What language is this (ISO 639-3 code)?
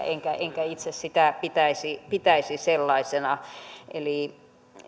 fin